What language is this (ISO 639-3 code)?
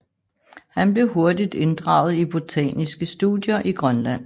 dan